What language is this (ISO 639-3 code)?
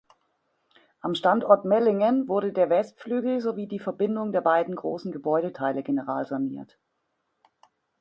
deu